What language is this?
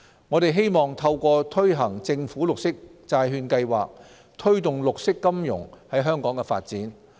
Cantonese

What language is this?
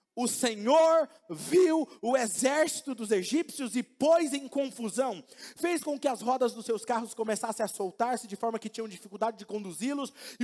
Portuguese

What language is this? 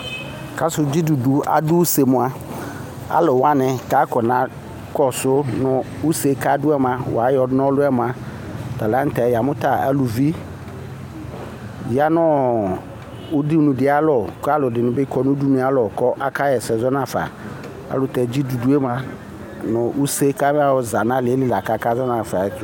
Ikposo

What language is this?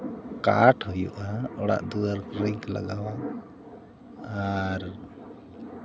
Santali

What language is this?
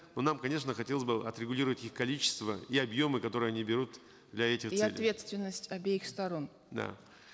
Kazakh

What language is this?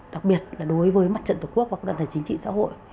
Vietnamese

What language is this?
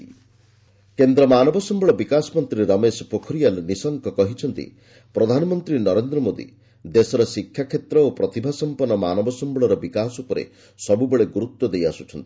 Odia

